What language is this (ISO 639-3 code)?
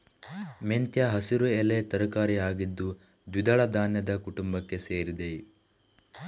kan